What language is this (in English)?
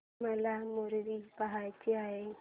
Marathi